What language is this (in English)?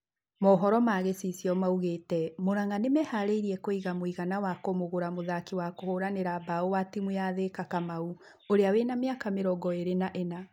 Kikuyu